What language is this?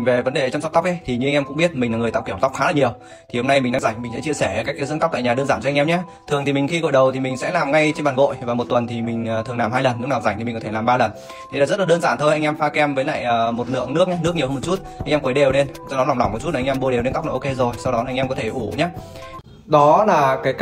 Vietnamese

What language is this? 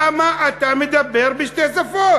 Hebrew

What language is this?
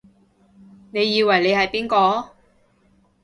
Cantonese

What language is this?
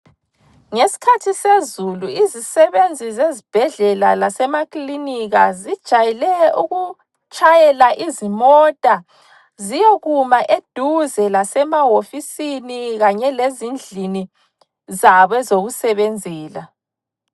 North Ndebele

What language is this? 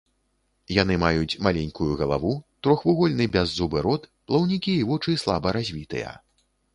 Belarusian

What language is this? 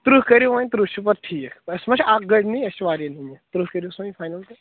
Kashmiri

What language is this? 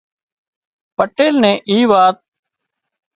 Wadiyara Koli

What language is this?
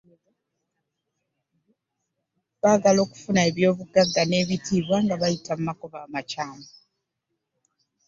Ganda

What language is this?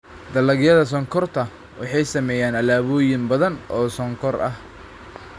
Somali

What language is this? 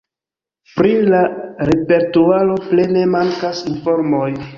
Esperanto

